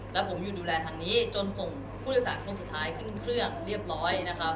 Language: Thai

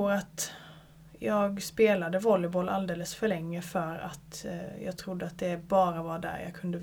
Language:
Swedish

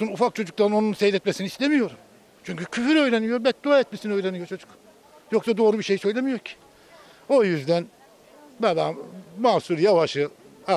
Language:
Turkish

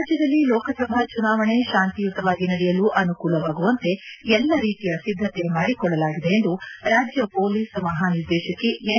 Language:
Kannada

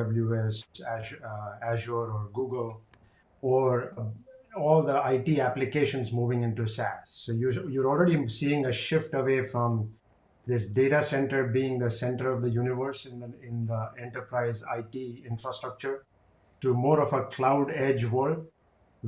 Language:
English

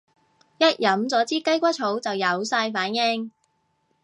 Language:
Cantonese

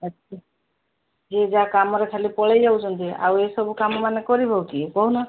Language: Odia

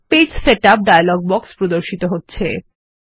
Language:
Bangla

